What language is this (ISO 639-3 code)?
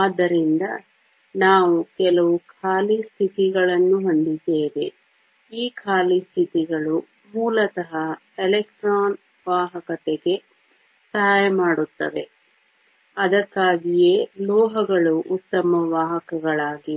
kan